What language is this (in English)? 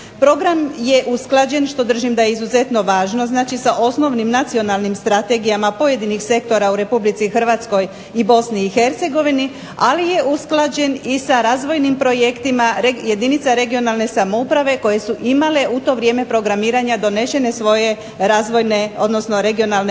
Croatian